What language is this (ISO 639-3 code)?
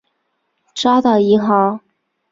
zho